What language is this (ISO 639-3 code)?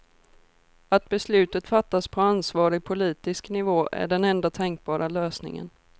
swe